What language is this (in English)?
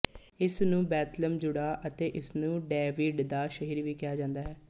Punjabi